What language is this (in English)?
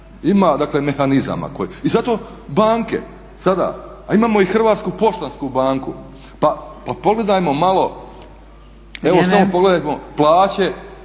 Croatian